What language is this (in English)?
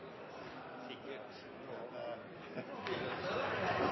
Norwegian Bokmål